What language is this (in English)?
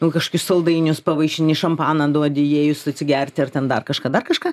Lithuanian